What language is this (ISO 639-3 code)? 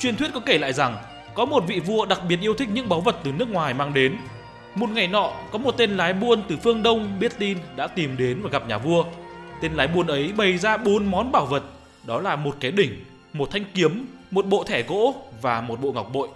vie